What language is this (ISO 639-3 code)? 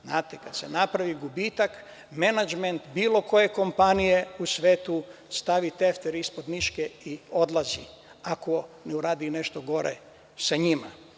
srp